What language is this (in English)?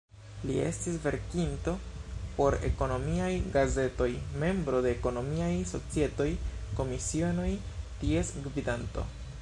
Esperanto